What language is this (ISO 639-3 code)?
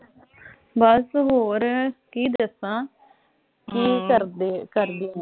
pan